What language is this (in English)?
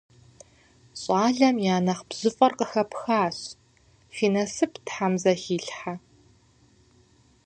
Kabardian